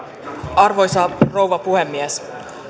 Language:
Finnish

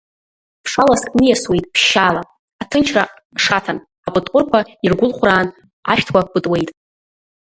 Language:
Abkhazian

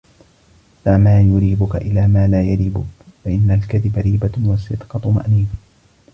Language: Arabic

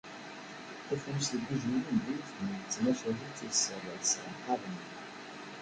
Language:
Kabyle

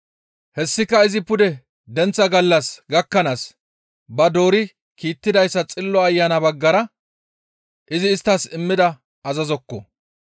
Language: Gamo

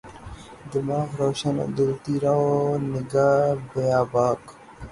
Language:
Urdu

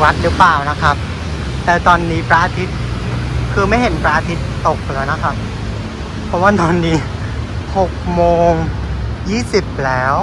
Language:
Thai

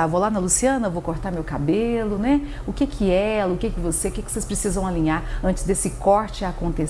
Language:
Portuguese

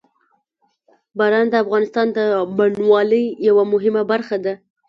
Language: Pashto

